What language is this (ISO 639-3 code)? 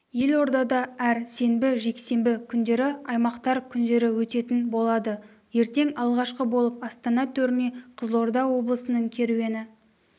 kaz